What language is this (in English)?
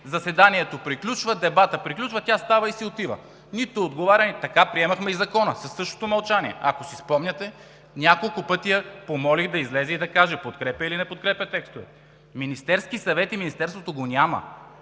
Bulgarian